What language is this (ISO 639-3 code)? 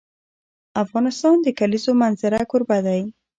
pus